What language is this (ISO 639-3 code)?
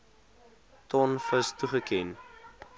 afr